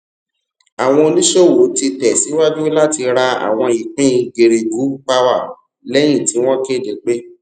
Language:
Yoruba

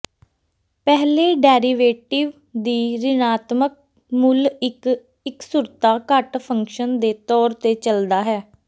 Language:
Punjabi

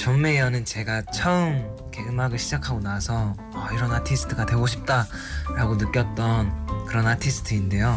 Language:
Korean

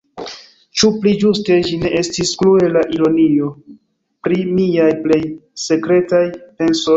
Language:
Esperanto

